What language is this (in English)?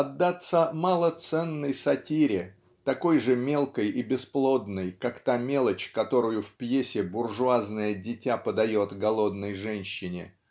Russian